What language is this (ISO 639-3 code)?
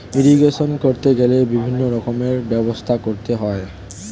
ben